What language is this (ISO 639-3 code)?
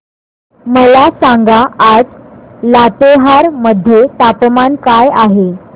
mar